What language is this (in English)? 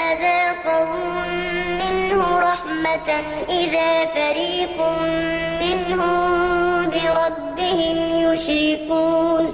Arabic